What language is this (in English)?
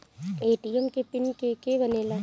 Bhojpuri